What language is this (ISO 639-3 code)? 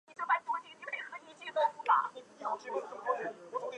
zho